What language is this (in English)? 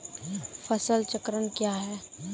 Maithili